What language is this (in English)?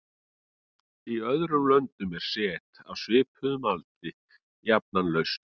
Icelandic